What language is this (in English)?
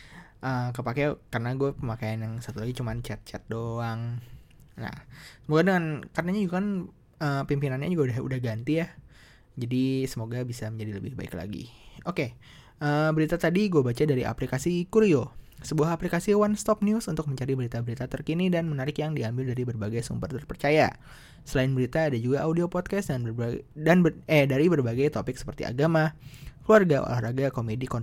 Indonesian